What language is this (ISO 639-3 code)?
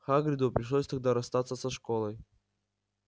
rus